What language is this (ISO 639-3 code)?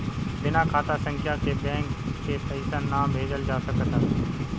bho